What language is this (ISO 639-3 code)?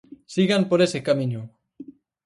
glg